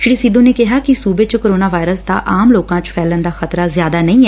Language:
Punjabi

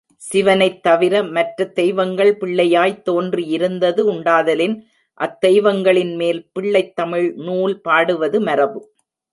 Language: Tamil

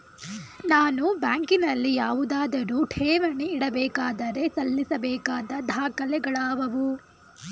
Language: Kannada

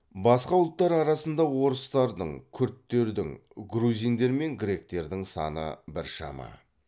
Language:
Kazakh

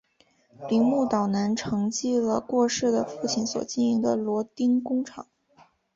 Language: Chinese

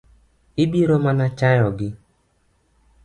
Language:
Luo (Kenya and Tanzania)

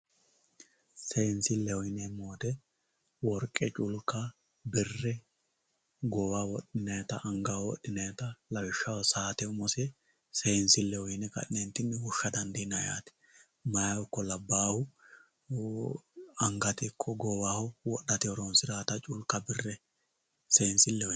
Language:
Sidamo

